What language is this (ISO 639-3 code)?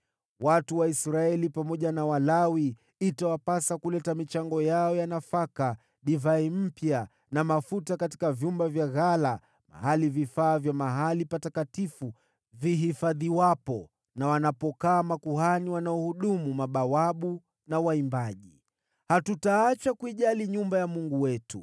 swa